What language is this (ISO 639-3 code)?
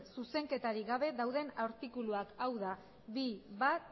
eus